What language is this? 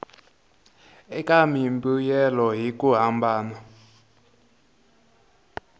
Tsonga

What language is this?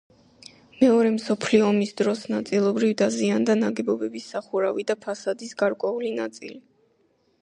Georgian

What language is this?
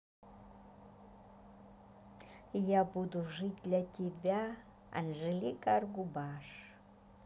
Russian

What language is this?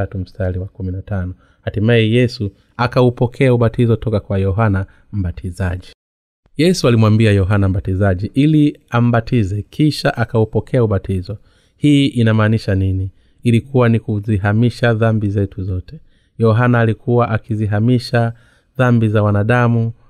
Swahili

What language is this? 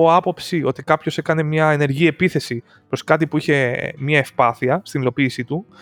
Greek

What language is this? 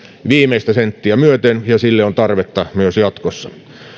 Finnish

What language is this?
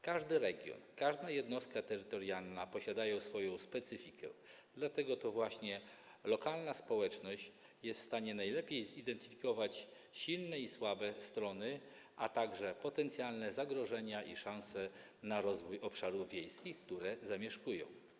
Polish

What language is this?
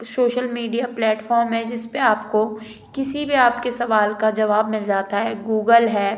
Hindi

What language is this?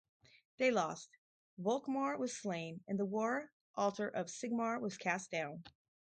English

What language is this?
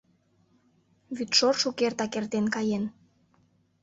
Mari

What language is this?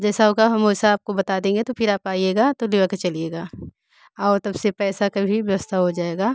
Hindi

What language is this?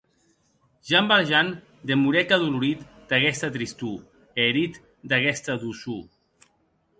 Occitan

